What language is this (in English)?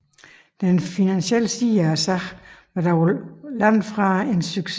Danish